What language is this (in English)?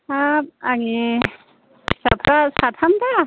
Bodo